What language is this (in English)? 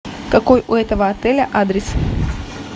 Russian